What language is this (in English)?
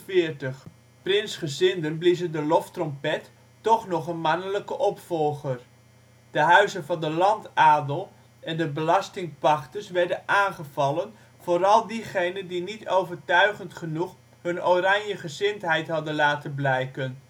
Dutch